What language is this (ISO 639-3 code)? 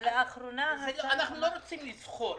heb